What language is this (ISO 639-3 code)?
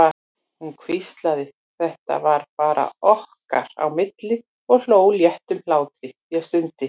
isl